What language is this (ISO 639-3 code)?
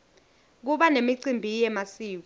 ssw